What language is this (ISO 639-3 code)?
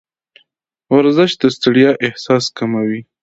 pus